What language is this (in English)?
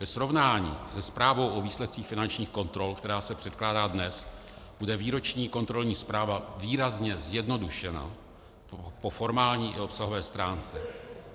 Czech